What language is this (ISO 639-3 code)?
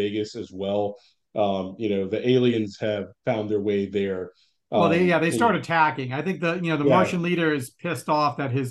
eng